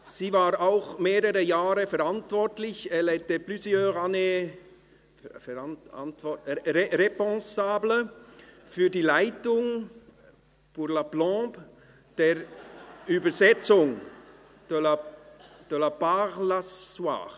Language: Swiss German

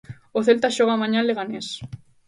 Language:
Galician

